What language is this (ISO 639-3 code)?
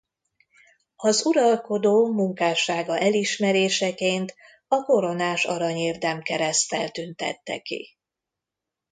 hun